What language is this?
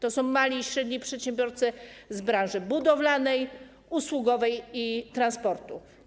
Polish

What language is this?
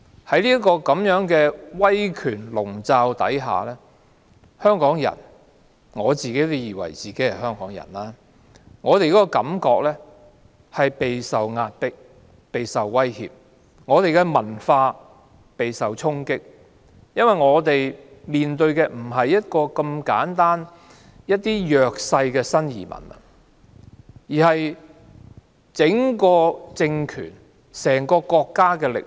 Cantonese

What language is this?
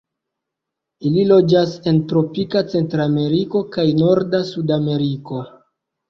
Esperanto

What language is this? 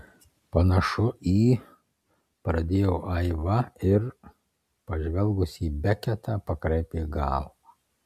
Lithuanian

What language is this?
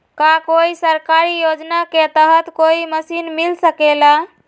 Magahi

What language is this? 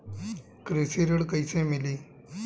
Bhojpuri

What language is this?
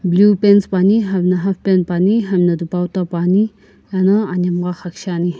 Sumi Naga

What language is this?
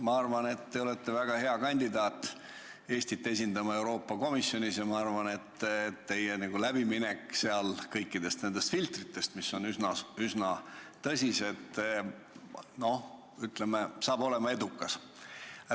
Estonian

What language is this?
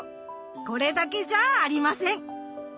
Japanese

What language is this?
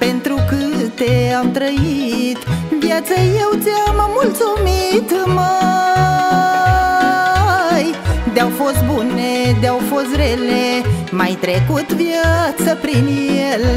Romanian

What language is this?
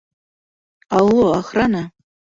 Bashkir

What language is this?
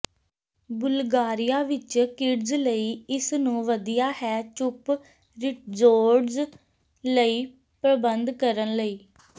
Punjabi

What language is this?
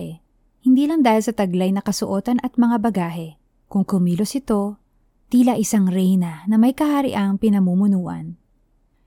Filipino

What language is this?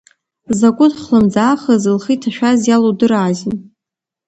Abkhazian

